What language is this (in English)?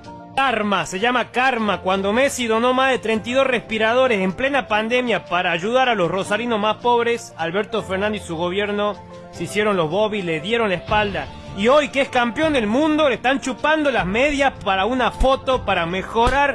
Spanish